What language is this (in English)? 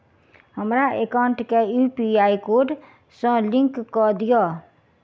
Maithili